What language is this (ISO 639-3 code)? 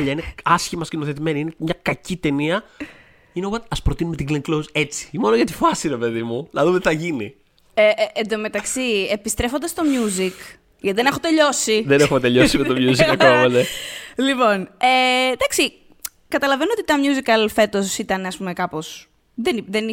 ell